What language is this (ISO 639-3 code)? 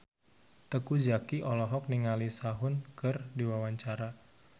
sun